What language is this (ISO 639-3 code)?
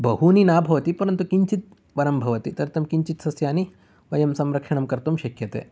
san